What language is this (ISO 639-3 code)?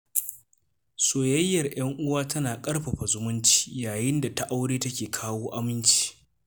hau